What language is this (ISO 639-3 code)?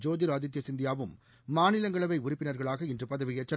tam